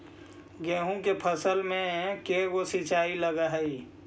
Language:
Magahi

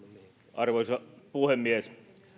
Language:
Finnish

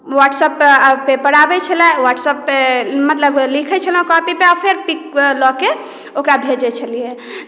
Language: Maithili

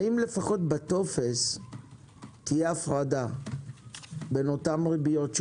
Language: Hebrew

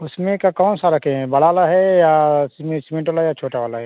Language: Hindi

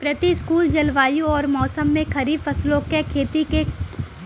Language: Bhojpuri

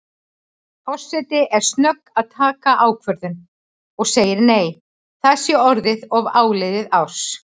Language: Icelandic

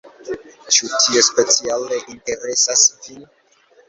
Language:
Esperanto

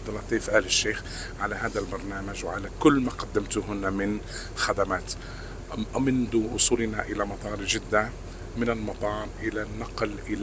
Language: Arabic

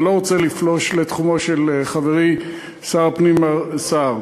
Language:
Hebrew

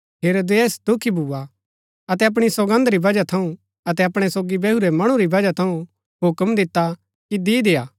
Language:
Gaddi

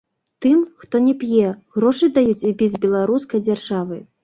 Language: Belarusian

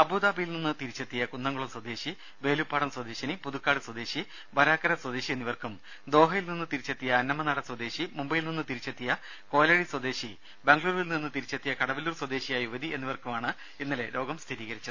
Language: Malayalam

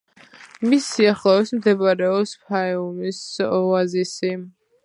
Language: Georgian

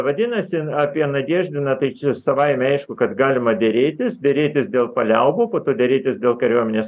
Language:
Lithuanian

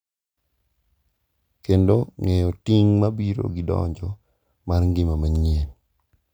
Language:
Luo (Kenya and Tanzania)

